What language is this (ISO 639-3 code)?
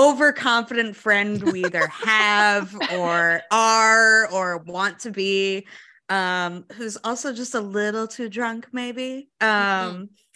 eng